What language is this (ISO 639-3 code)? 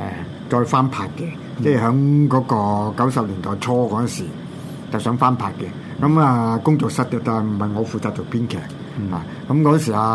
zho